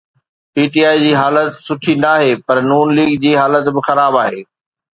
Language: Sindhi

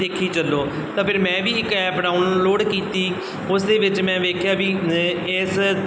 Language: Punjabi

